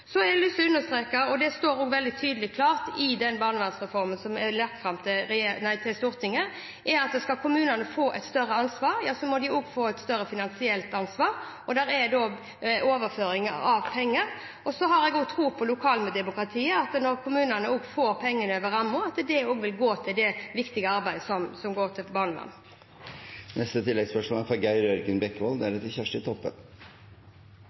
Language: Norwegian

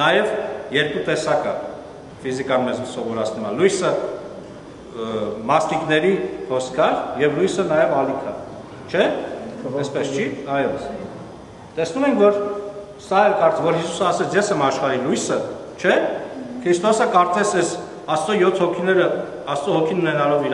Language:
Turkish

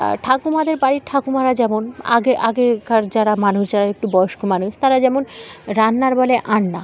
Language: Bangla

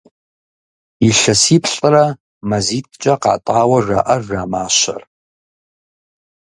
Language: Kabardian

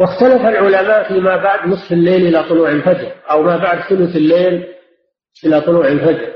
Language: Arabic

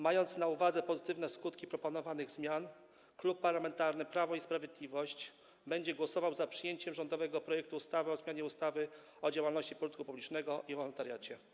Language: Polish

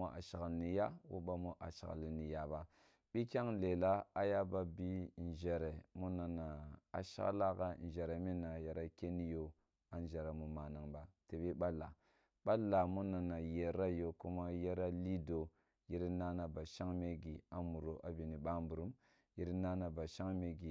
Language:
Kulung (Nigeria)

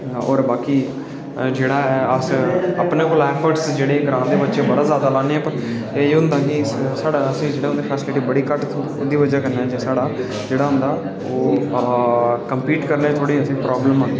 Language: Dogri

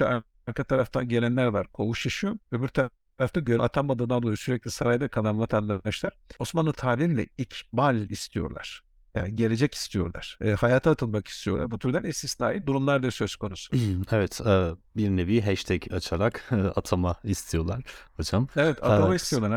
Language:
Turkish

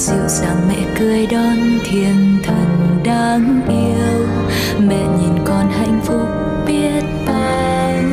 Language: Vietnamese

